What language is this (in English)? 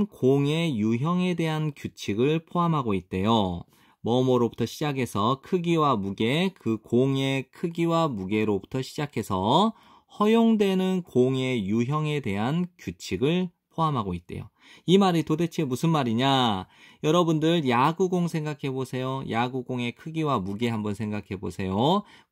Korean